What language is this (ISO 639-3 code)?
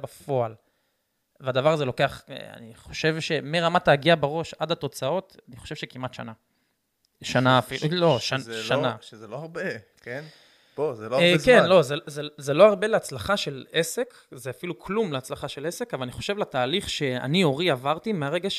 heb